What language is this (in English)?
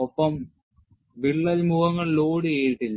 Malayalam